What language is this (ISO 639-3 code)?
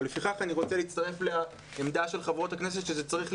heb